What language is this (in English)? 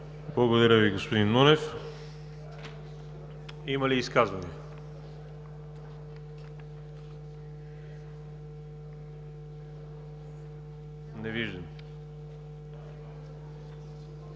Bulgarian